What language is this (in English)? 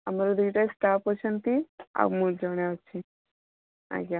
Odia